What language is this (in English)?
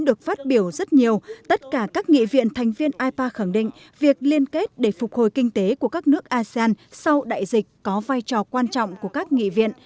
Vietnamese